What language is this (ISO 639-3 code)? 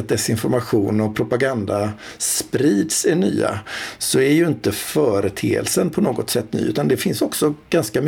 swe